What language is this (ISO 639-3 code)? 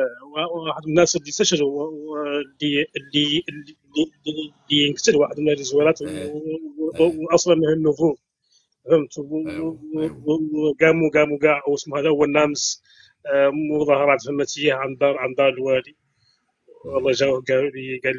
ara